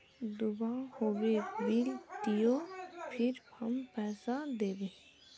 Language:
Magahi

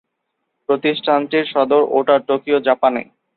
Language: Bangla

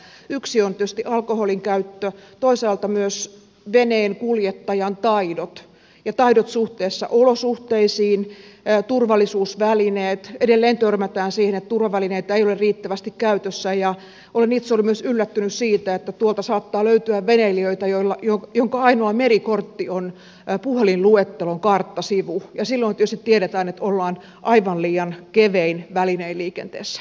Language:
Finnish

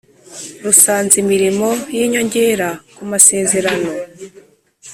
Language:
Kinyarwanda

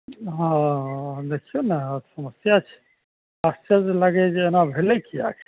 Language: Maithili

